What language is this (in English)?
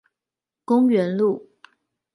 Chinese